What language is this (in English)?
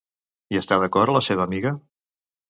Catalan